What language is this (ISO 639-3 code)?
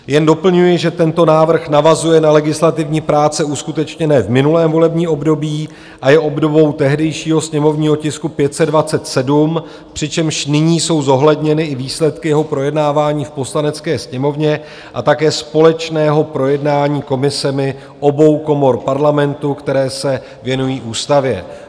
ces